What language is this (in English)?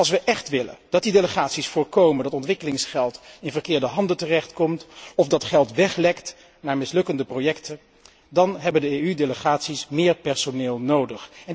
Dutch